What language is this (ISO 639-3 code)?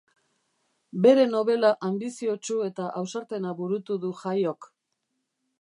eus